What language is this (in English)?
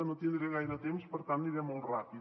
Catalan